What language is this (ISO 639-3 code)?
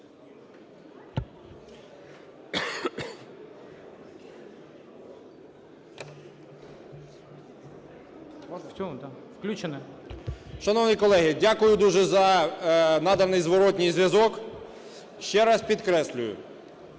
ukr